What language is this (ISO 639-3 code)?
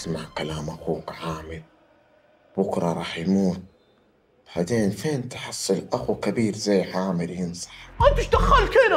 ara